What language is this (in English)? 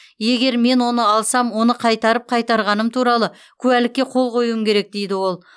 Kazakh